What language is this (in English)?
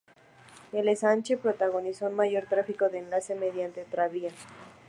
Spanish